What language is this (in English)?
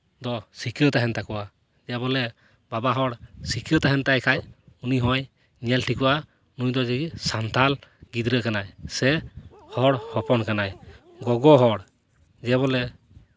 Santali